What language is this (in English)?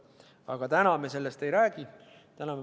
Estonian